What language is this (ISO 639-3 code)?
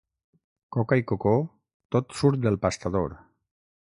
cat